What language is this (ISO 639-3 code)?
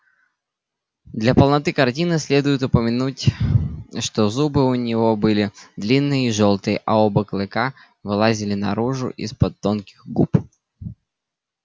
rus